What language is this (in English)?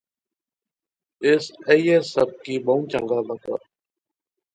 Pahari-Potwari